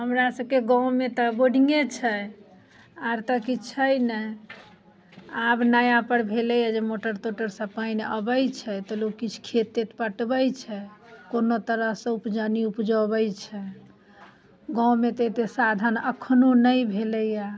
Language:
Maithili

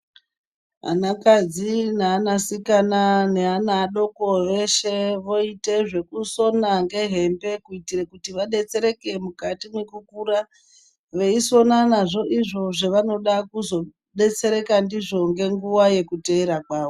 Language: Ndau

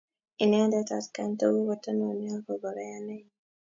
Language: Kalenjin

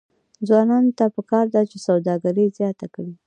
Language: Pashto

